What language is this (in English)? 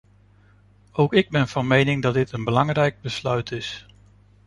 Dutch